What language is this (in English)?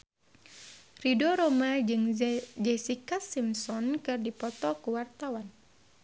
Sundanese